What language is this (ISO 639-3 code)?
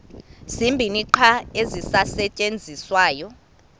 xho